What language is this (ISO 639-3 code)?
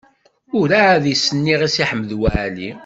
kab